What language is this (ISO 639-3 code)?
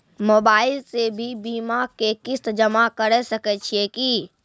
mai